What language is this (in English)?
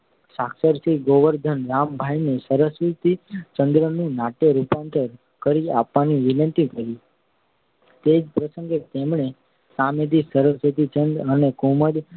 Gujarati